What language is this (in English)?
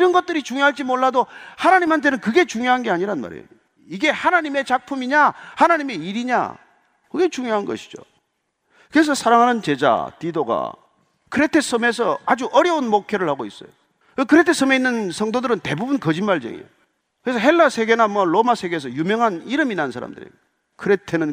Korean